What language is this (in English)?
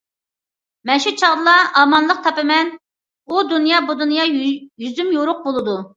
Uyghur